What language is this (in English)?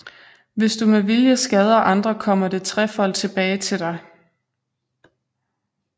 Danish